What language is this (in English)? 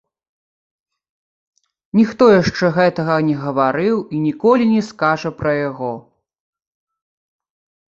Belarusian